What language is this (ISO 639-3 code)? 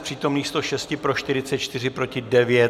ces